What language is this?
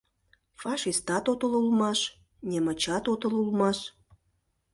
Mari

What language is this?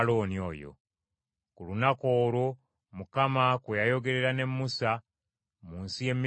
Ganda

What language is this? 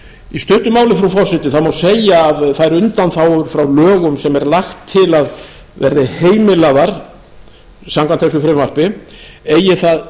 Icelandic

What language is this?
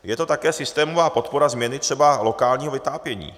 Czech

